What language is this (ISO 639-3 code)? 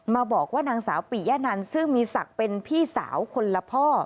tha